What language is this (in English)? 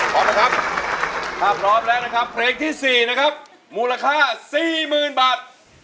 Thai